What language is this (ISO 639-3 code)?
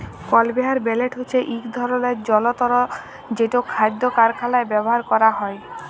ben